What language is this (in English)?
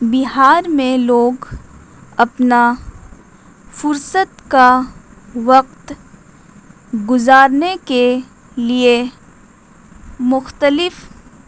Urdu